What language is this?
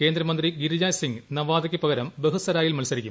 Malayalam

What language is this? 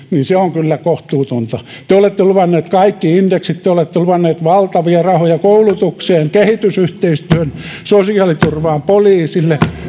Finnish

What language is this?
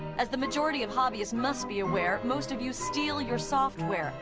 English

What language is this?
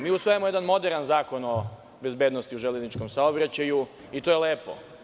Serbian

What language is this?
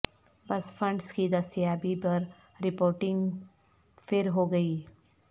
Urdu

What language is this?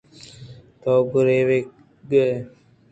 Eastern Balochi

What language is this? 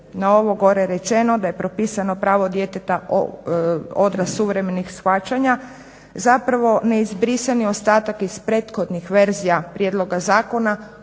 Croatian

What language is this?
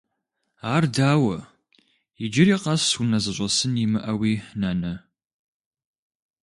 Kabardian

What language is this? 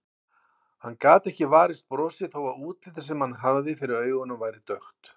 Icelandic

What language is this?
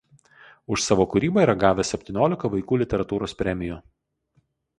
Lithuanian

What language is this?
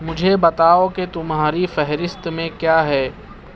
Urdu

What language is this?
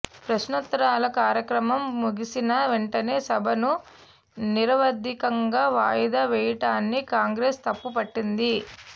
Telugu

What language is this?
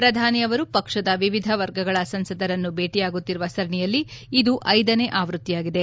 Kannada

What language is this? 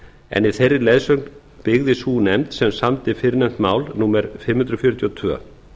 Icelandic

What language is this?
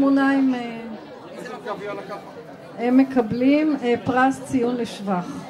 Hebrew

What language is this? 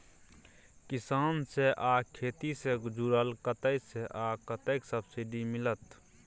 Maithili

